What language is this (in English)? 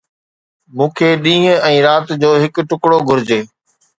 Sindhi